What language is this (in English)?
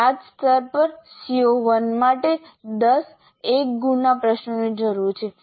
Gujarati